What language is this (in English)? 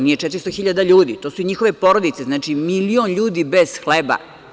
Serbian